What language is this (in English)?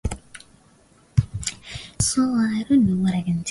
Swahili